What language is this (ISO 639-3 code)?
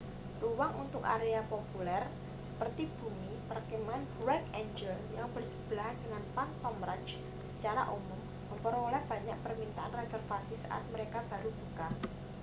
ind